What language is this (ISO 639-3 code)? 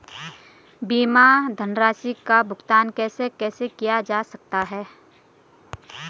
hin